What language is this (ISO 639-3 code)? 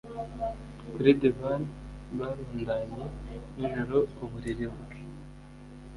kin